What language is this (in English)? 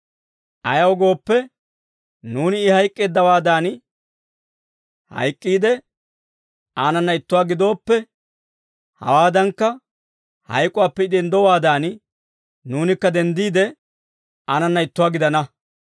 Dawro